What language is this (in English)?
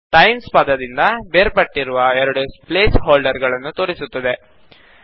Kannada